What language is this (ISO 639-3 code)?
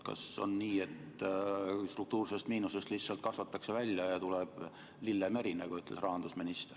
est